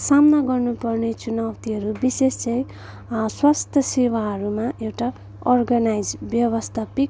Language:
Nepali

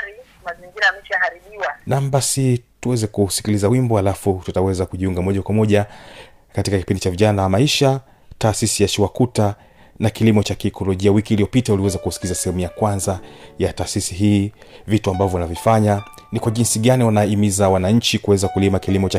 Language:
Swahili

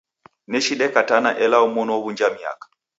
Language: Taita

